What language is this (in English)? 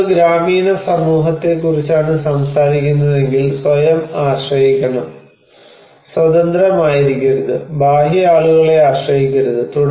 Malayalam